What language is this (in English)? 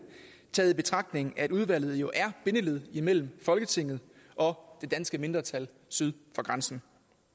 Danish